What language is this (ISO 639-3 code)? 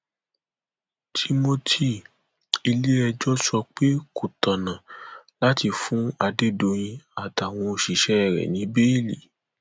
yor